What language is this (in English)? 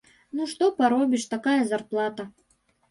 Belarusian